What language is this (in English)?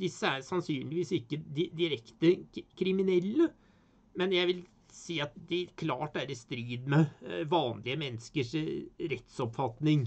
Norwegian